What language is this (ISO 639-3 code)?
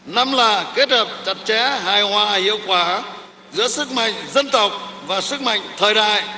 vie